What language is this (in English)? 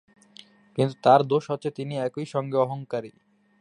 Bangla